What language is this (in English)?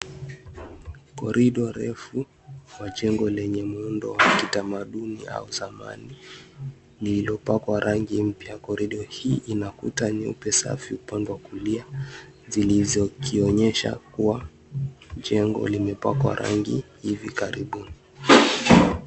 Swahili